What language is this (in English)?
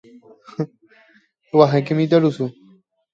Guarani